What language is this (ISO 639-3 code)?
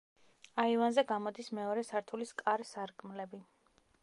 kat